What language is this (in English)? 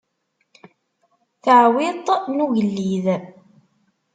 Kabyle